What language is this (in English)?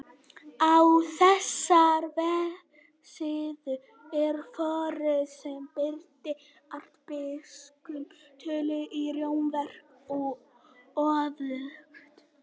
Icelandic